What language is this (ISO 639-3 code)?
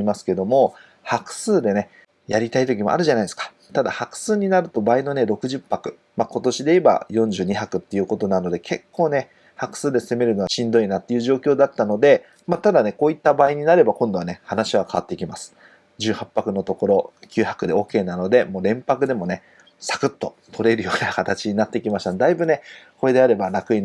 jpn